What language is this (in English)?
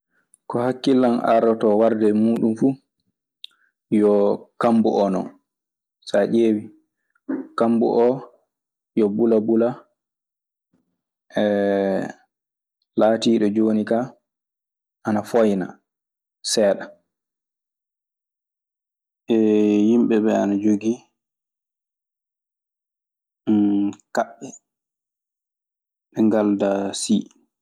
Maasina Fulfulde